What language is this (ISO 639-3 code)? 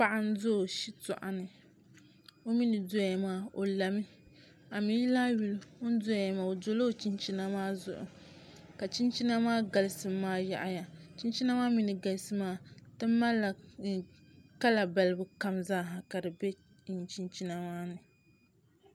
dag